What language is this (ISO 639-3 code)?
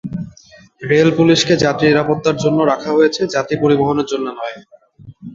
ben